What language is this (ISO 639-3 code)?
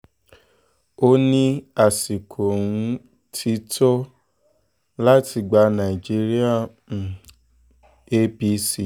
yor